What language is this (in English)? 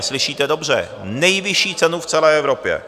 Czech